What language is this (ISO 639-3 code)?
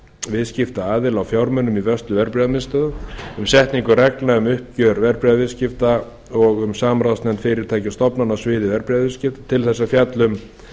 isl